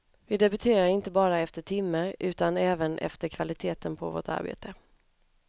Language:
Swedish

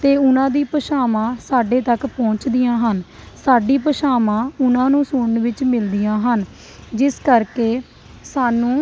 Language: Punjabi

